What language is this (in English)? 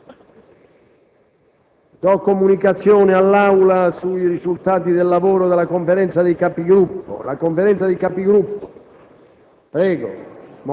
Italian